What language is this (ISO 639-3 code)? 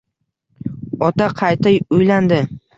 uzb